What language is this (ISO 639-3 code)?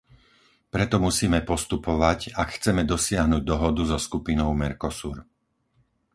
slk